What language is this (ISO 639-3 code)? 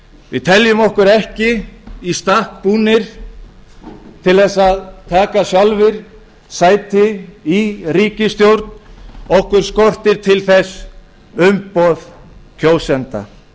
isl